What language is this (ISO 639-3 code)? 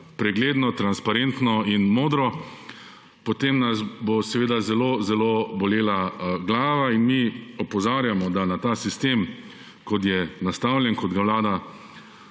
slv